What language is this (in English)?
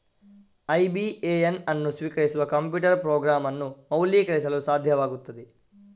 Kannada